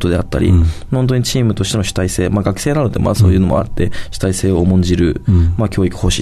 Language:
Japanese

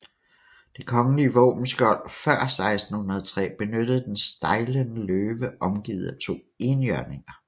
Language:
Danish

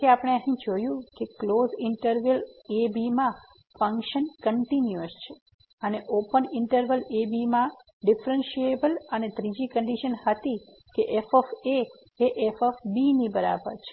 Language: Gujarati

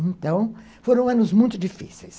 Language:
Portuguese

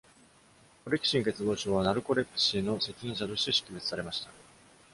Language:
Japanese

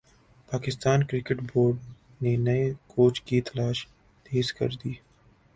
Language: Urdu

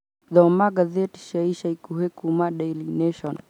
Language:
Kikuyu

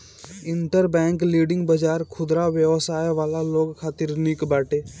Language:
Bhojpuri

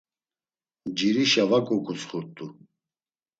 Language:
Laz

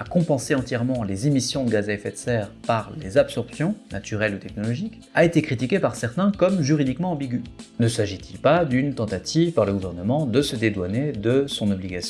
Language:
French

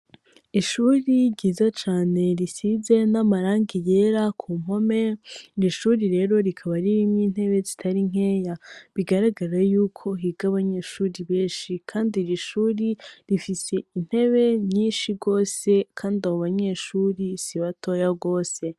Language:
Rundi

